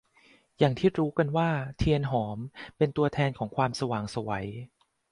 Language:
Thai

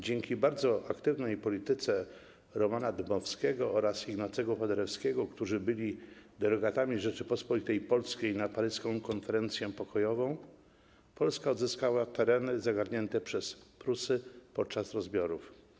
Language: Polish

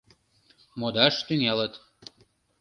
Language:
Mari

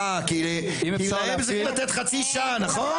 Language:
Hebrew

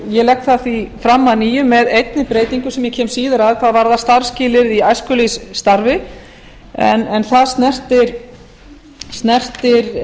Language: Icelandic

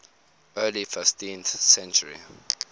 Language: English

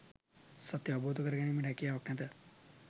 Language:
Sinhala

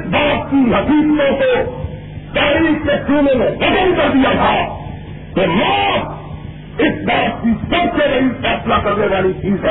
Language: Urdu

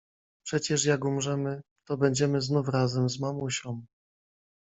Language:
Polish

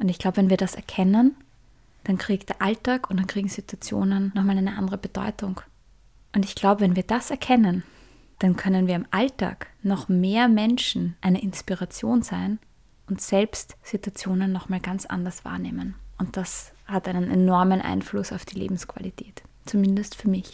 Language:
German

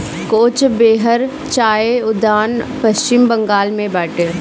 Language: Bhojpuri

